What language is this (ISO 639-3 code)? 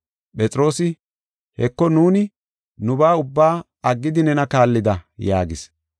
gof